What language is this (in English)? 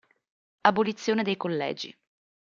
Italian